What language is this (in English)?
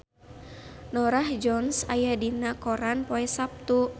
Sundanese